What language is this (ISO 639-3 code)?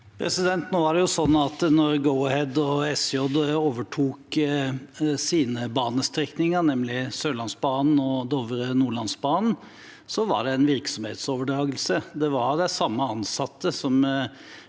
nor